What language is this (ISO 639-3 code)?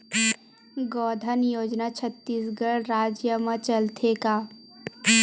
hne